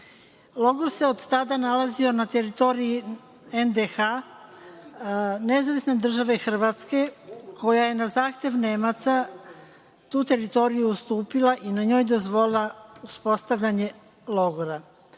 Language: Serbian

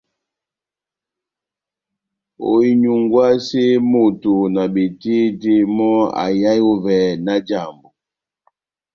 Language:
Batanga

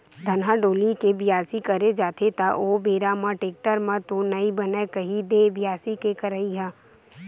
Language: Chhattisgarhi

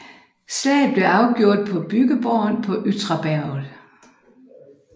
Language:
Danish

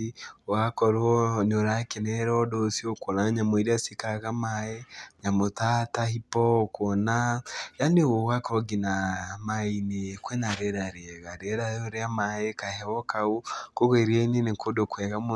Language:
Kikuyu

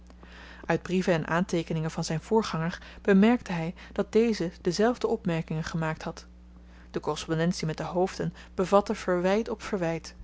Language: Dutch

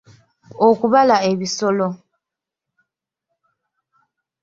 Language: Ganda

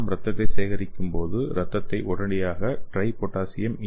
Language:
Tamil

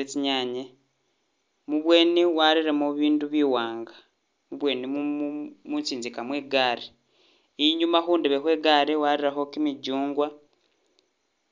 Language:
Masaaba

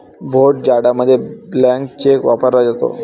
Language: Marathi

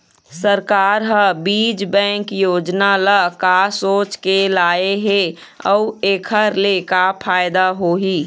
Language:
Chhattisgarhi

